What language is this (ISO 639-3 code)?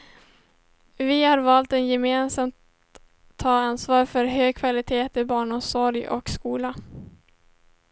swe